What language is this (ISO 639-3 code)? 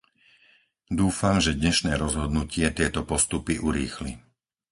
slk